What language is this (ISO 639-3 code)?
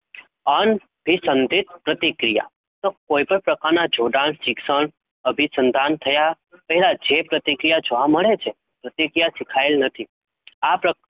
guj